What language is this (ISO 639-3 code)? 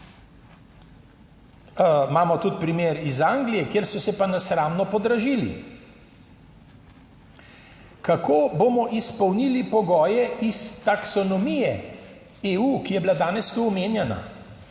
slv